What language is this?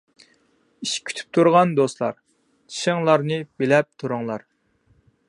Uyghur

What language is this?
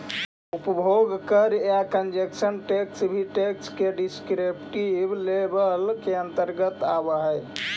Magahi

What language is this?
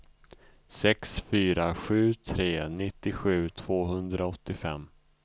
Swedish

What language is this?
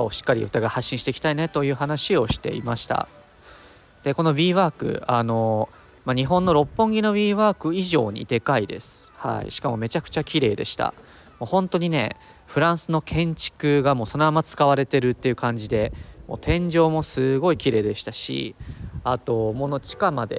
Japanese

